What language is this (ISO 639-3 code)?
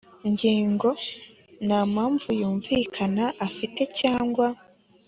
kin